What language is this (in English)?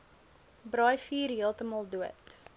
Afrikaans